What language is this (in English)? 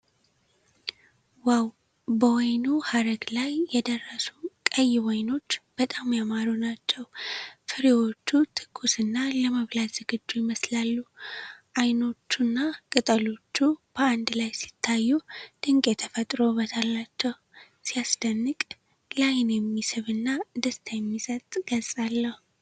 Amharic